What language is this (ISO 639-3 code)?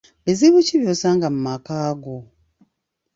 lug